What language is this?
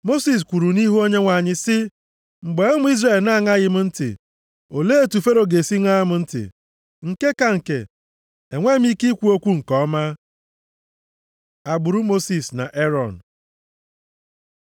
Igbo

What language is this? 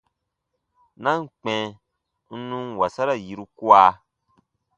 Baatonum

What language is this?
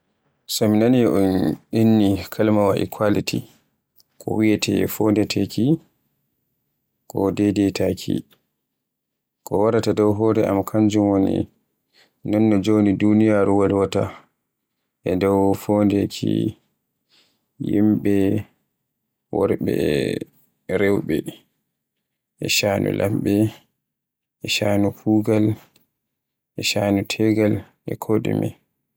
Borgu Fulfulde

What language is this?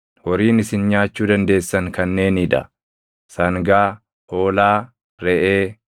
Oromo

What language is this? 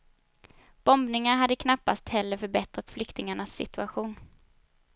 Swedish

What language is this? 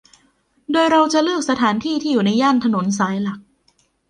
Thai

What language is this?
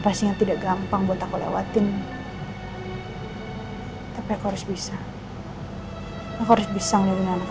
Indonesian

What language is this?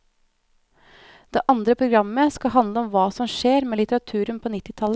Norwegian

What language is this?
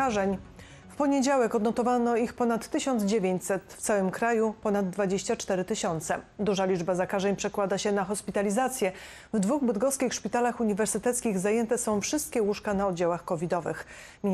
Polish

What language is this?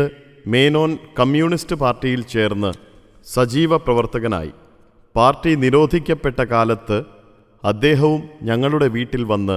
Malayalam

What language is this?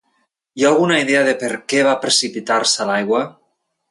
Catalan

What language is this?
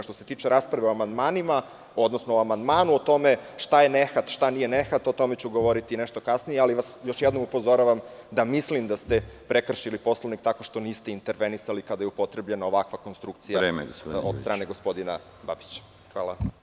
Serbian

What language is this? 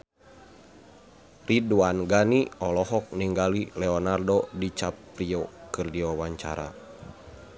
Sundanese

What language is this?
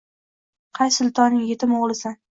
Uzbek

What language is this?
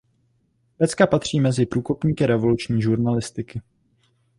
Czech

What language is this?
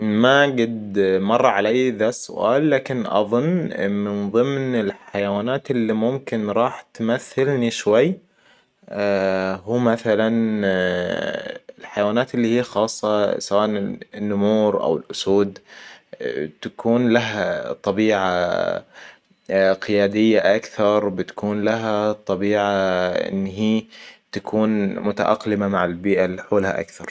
Hijazi Arabic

